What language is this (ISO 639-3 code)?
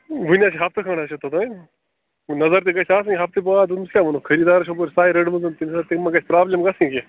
kas